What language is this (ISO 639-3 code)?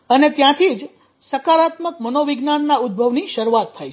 guj